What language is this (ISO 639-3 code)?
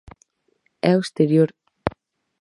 glg